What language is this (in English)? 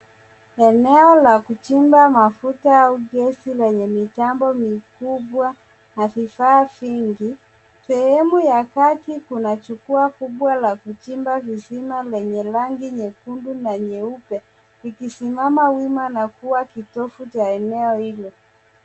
Swahili